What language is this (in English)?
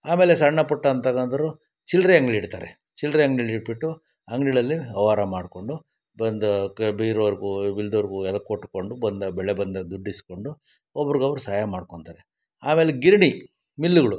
Kannada